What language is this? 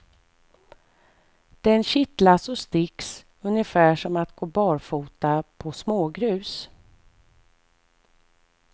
Swedish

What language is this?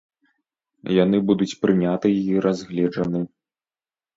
Belarusian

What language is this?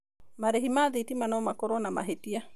Kikuyu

